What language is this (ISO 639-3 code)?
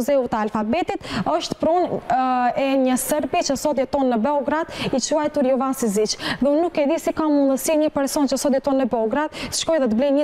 ron